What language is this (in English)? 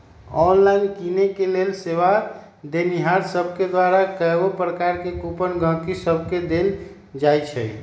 Magahi